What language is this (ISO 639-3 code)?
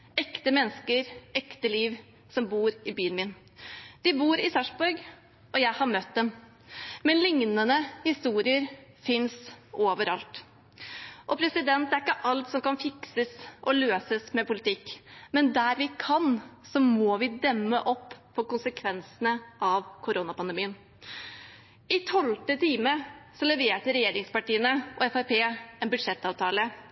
nob